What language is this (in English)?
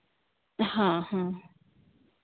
Santali